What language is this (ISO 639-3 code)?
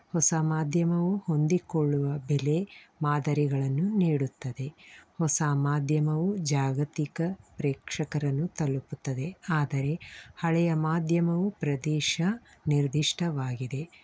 kan